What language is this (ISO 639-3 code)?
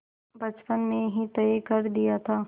hin